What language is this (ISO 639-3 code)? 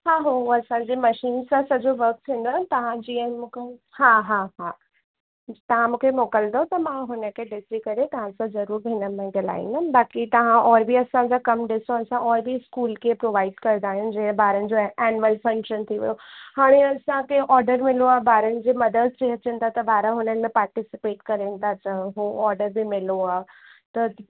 snd